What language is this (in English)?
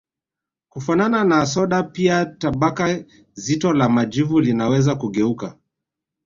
Swahili